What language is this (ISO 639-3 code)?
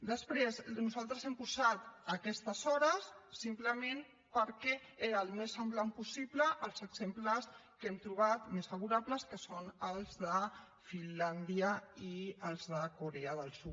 cat